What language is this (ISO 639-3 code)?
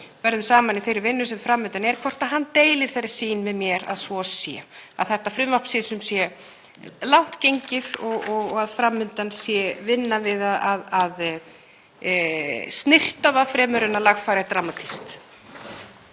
isl